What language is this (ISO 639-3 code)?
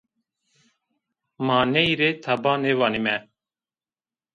zza